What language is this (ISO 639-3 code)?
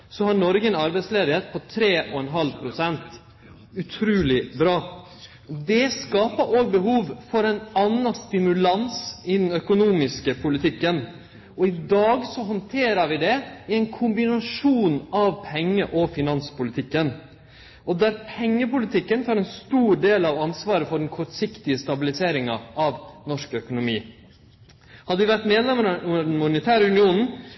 nno